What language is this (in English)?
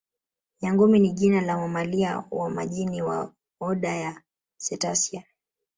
Swahili